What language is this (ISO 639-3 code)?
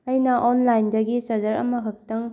mni